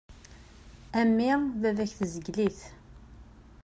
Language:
Kabyle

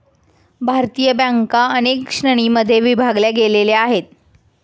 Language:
Marathi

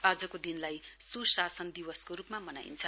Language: Nepali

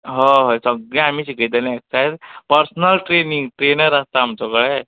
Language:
Konkani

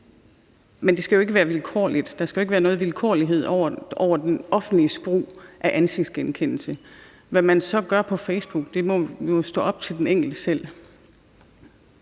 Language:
Danish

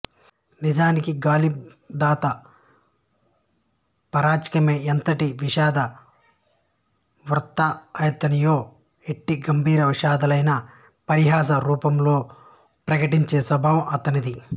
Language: Telugu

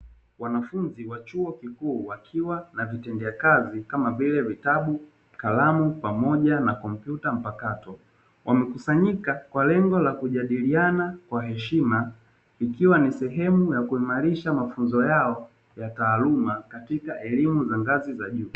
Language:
Swahili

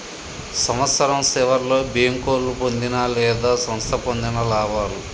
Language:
Telugu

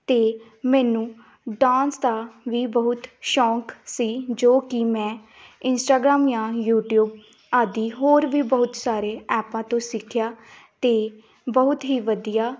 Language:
Punjabi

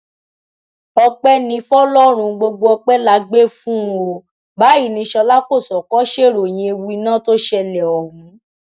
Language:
Yoruba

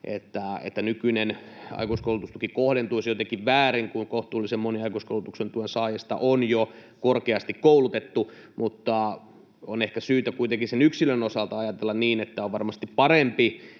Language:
Finnish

